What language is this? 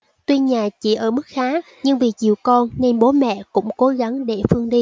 Vietnamese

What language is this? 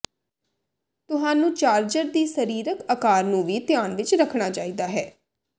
Punjabi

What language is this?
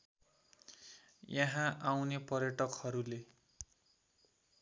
Nepali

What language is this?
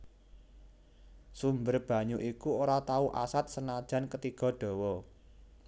Javanese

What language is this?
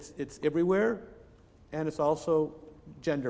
Indonesian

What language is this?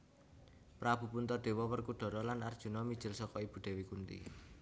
Javanese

